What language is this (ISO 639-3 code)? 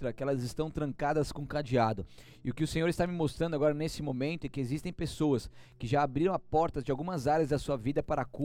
por